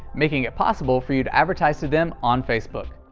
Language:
English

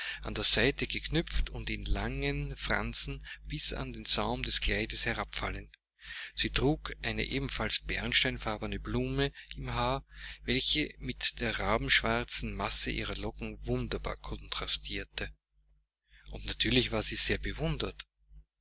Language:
German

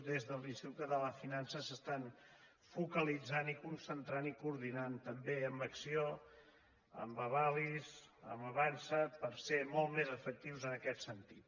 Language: Catalan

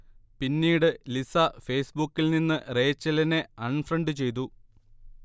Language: Malayalam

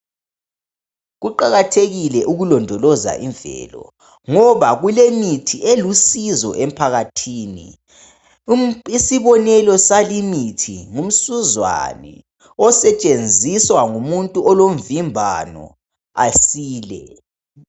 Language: North Ndebele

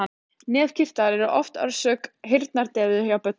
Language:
Icelandic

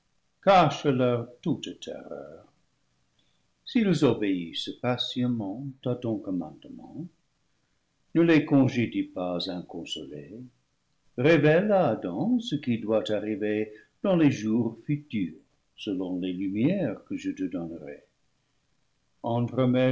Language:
French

